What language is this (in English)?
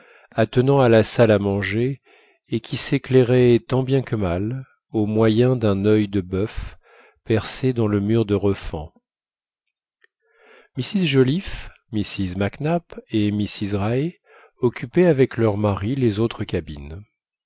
French